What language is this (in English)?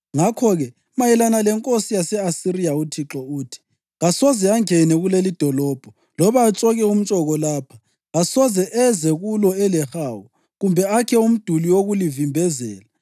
North Ndebele